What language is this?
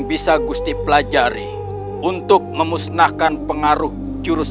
Indonesian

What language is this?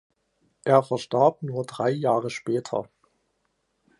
German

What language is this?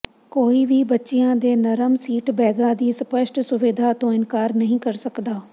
Punjabi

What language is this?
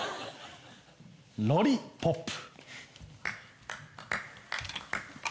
Japanese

